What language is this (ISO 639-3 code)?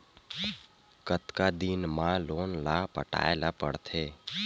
hne